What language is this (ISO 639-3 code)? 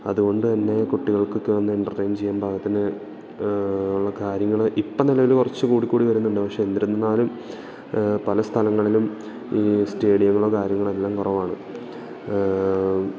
mal